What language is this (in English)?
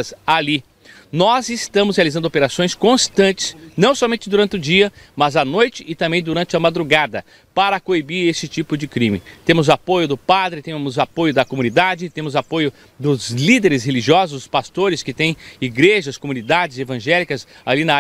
Portuguese